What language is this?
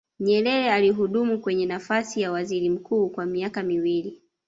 Swahili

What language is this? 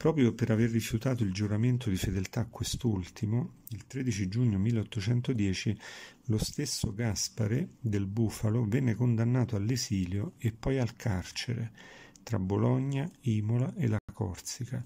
Italian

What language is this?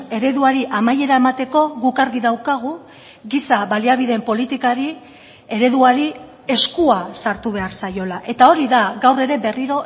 Basque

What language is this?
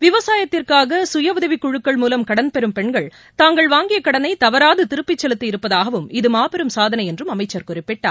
Tamil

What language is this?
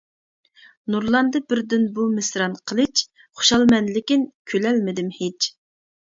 Uyghur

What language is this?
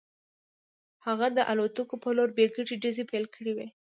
Pashto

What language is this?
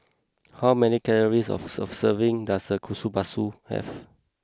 English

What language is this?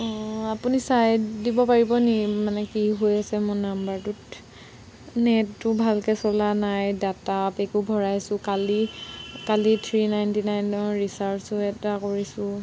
Assamese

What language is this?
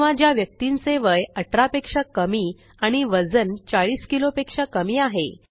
Marathi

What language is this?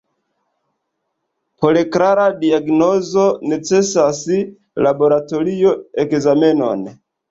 Esperanto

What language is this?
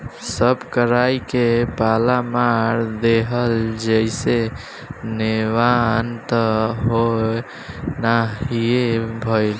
Bhojpuri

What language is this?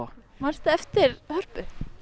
Icelandic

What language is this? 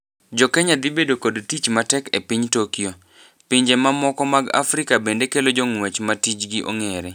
Luo (Kenya and Tanzania)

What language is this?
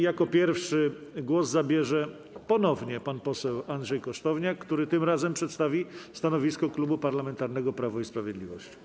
Polish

